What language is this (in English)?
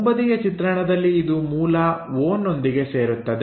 Kannada